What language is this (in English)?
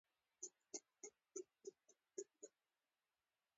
Pashto